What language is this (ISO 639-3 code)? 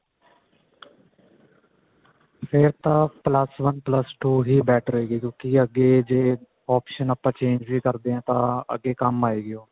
pan